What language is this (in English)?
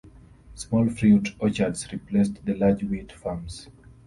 English